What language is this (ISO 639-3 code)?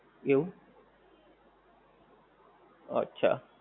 guj